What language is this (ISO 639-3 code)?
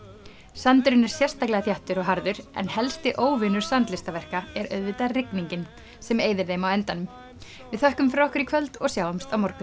isl